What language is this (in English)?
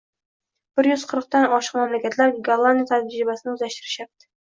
Uzbek